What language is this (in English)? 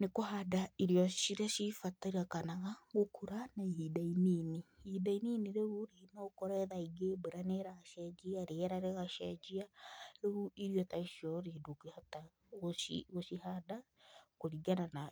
Kikuyu